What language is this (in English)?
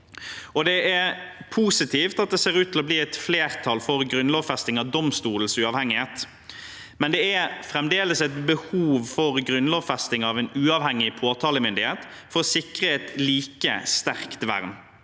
Norwegian